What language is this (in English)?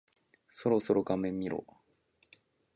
Japanese